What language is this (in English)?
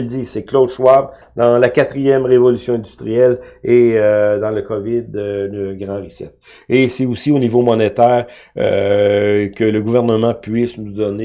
French